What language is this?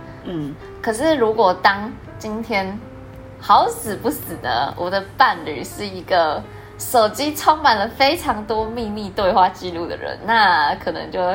Chinese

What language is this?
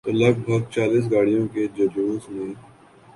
Urdu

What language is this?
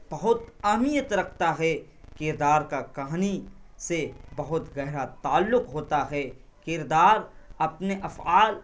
Urdu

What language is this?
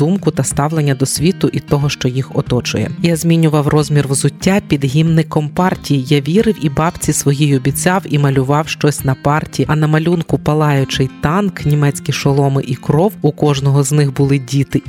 Ukrainian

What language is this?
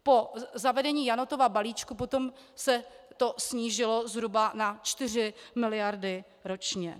Czech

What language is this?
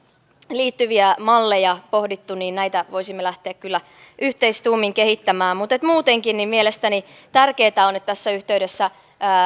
Finnish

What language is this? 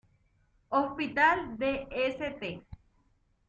Spanish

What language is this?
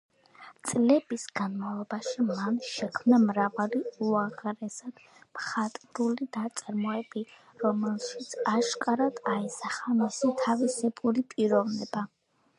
Georgian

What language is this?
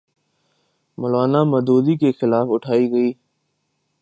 Urdu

